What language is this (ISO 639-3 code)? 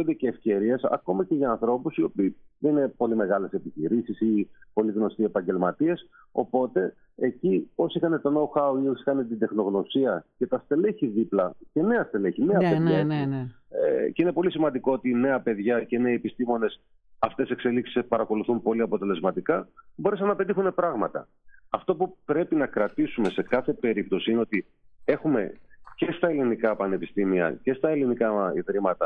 ell